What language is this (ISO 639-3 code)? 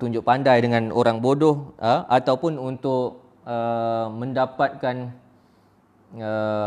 msa